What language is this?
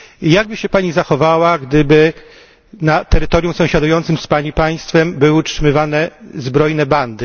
Polish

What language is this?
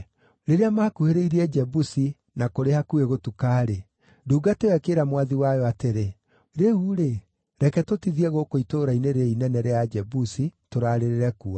Kikuyu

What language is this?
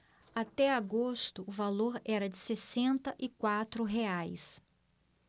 Portuguese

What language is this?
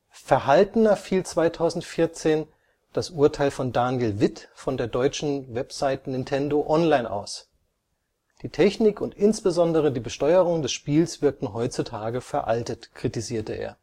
German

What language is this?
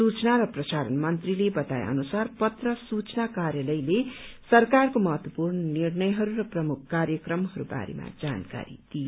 Nepali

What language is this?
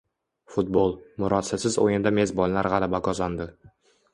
Uzbek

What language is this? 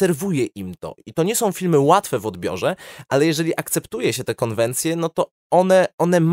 Polish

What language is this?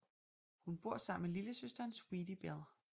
Danish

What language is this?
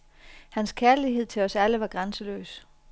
Danish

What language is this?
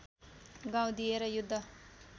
Nepali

